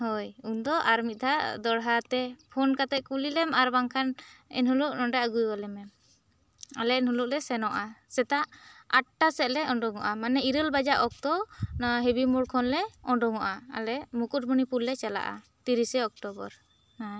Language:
Santali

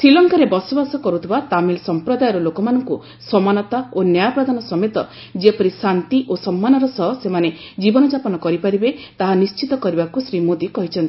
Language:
Odia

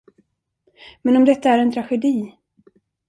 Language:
Swedish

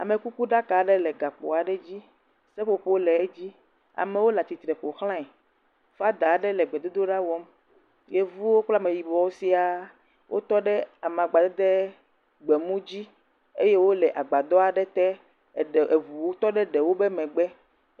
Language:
Ewe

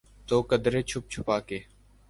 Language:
Urdu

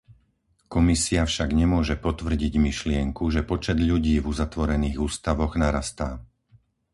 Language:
Slovak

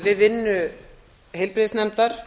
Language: Icelandic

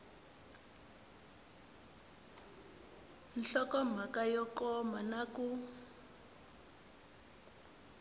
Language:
Tsonga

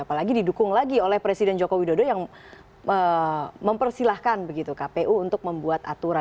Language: Indonesian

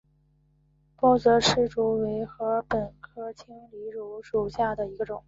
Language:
Chinese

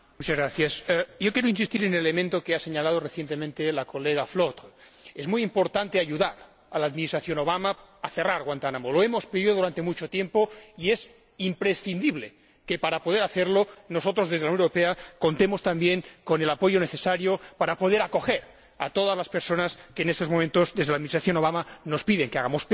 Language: Spanish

